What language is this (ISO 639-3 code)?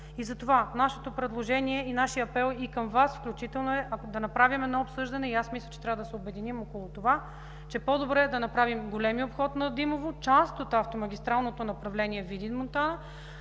bul